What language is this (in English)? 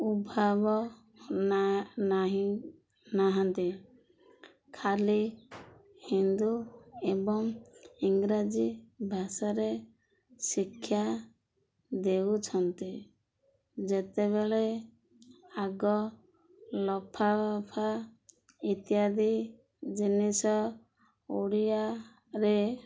Odia